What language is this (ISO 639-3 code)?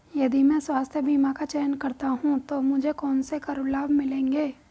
hin